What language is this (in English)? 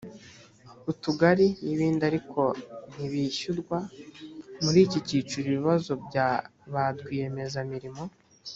Kinyarwanda